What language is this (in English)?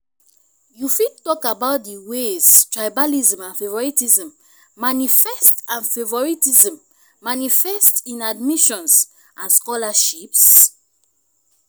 Nigerian Pidgin